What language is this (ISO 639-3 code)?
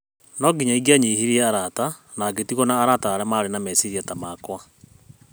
kik